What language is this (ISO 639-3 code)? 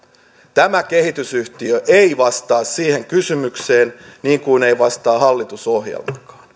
fin